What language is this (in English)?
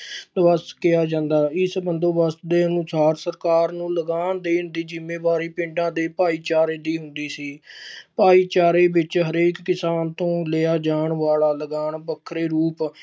Punjabi